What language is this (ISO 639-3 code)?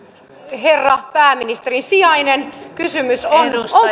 fin